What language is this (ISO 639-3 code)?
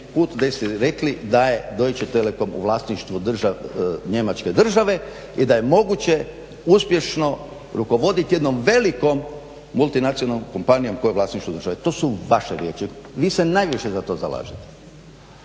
hrv